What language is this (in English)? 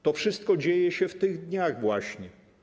Polish